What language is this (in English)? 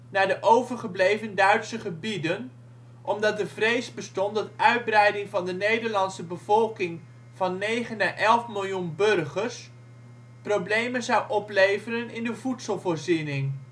Dutch